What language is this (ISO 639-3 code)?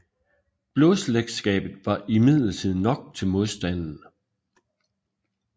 dan